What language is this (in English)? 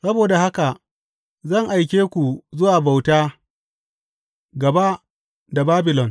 Hausa